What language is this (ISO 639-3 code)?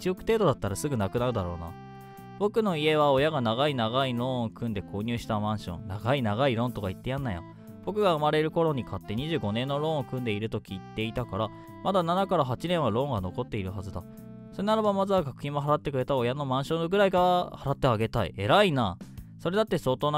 jpn